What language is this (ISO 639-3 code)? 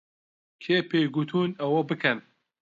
ckb